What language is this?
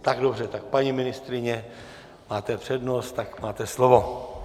Czech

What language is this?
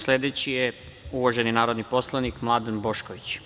Serbian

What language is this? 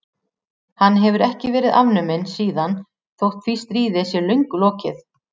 Icelandic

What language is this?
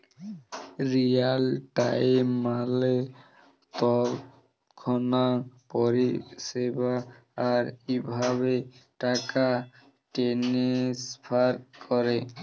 Bangla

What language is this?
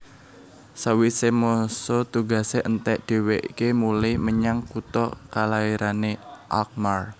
Javanese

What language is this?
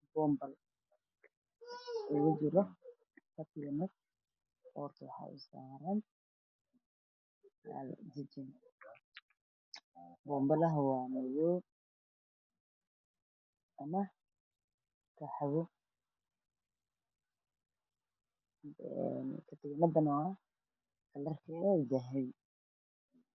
Somali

